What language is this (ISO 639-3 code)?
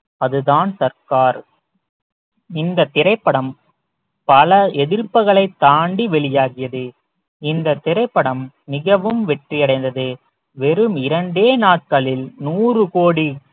tam